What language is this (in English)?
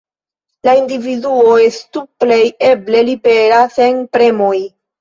Esperanto